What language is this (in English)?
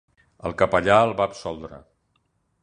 Catalan